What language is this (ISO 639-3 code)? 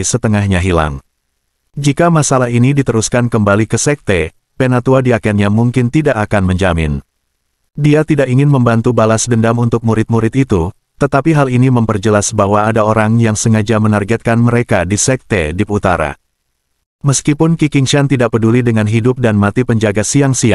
ind